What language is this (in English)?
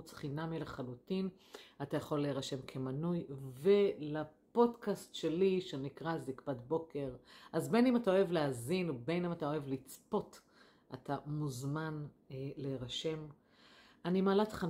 Hebrew